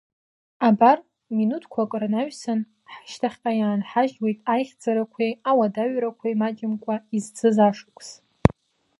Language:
Abkhazian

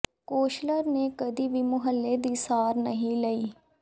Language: Punjabi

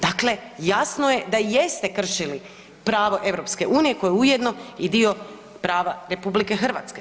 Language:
Croatian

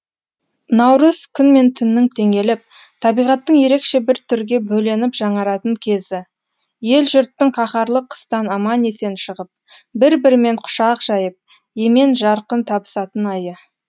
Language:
Kazakh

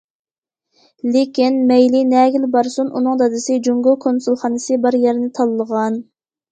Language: Uyghur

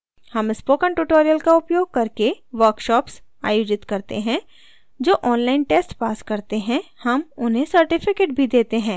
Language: Hindi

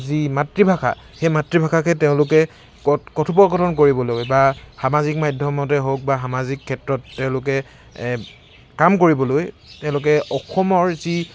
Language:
Assamese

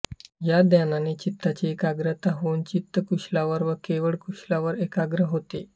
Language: Marathi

